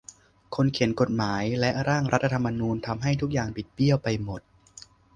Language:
Thai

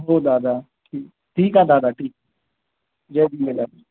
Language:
Sindhi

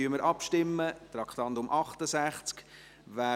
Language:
Swiss German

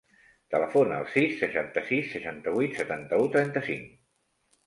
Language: Catalan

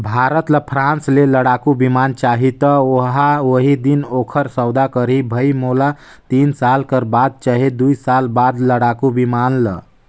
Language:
Chhattisgarhi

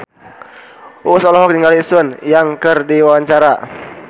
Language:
Sundanese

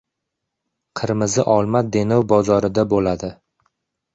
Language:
Uzbek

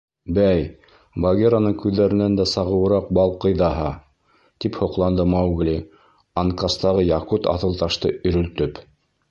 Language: Bashkir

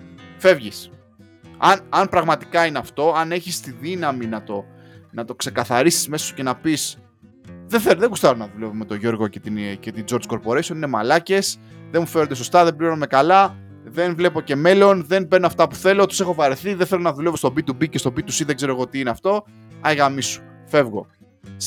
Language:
Greek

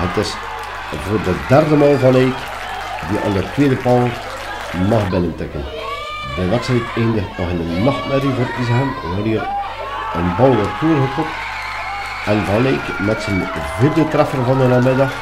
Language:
Dutch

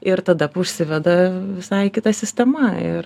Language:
Lithuanian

